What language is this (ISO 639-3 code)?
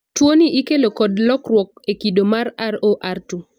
luo